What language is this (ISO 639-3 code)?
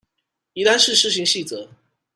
zho